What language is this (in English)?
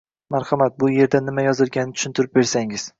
Uzbek